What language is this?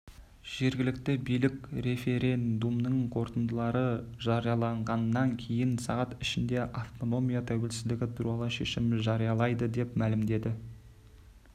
Kazakh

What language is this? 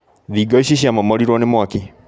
Kikuyu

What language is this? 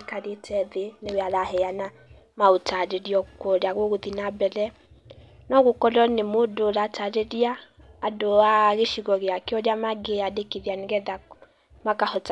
Kikuyu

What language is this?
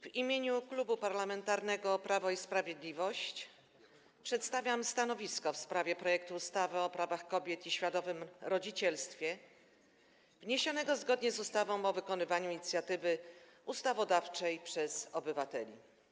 Polish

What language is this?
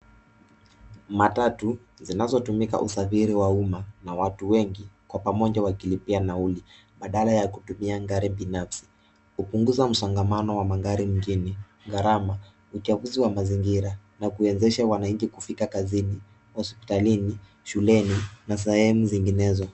Swahili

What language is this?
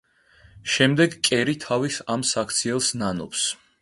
Georgian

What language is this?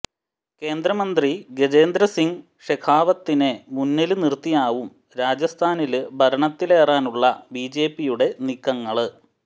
Malayalam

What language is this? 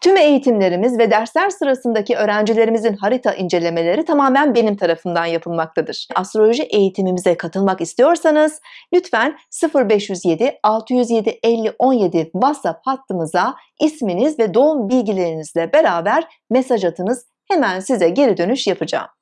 Turkish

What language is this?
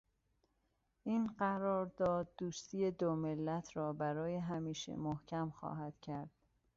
Persian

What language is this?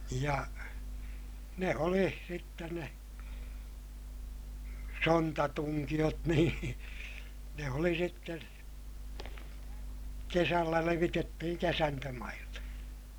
Finnish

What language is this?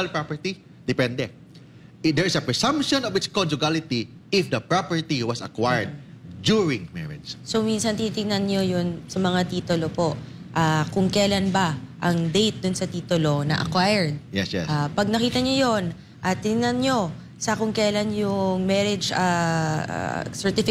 Filipino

